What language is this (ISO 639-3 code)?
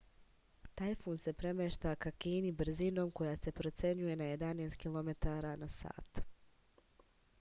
srp